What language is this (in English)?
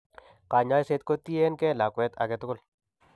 Kalenjin